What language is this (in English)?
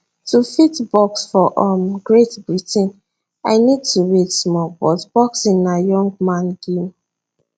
Nigerian Pidgin